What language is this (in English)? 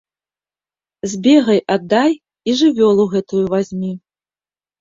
Belarusian